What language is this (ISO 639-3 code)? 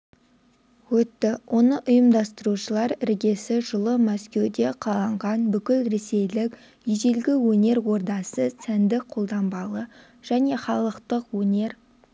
kaz